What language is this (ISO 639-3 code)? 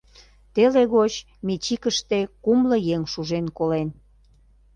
chm